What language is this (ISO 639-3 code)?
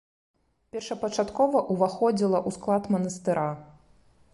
bel